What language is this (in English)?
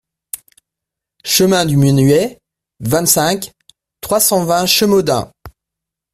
French